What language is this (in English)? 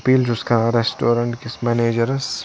Kashmiri